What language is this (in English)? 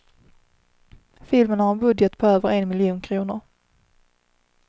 Swedish